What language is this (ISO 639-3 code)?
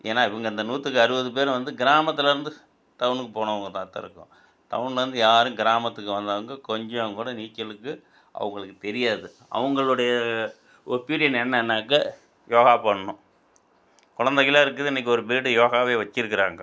tam